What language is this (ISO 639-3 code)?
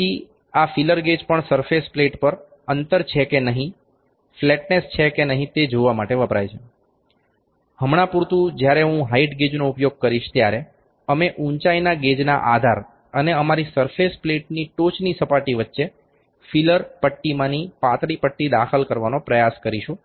guj